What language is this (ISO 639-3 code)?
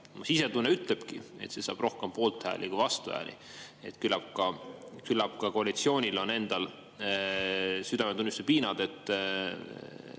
est